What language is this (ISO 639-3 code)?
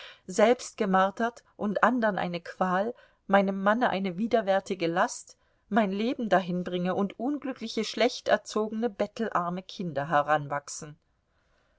deu